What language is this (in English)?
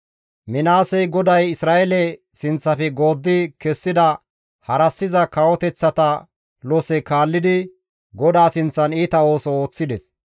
Gamo